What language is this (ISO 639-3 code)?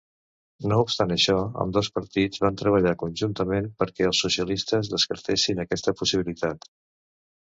cat